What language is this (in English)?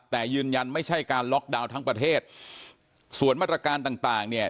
Thai